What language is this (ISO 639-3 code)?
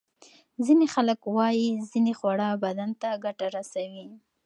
pus